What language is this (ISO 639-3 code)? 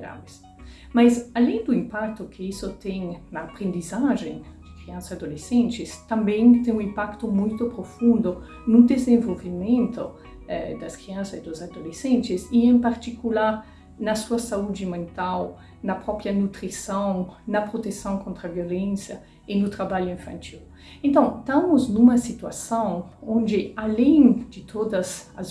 por